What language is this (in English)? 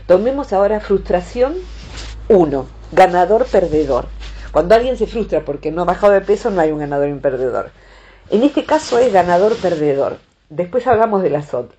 Spanish